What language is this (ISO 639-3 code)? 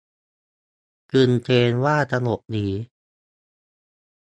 tha